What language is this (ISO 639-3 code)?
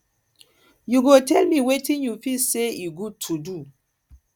pcm